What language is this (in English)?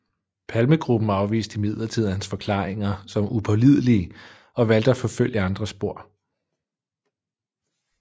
Danish